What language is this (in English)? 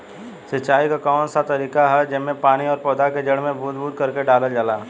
Bhojpuri